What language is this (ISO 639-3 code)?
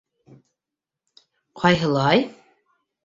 bak